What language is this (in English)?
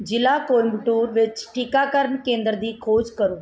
Punjabi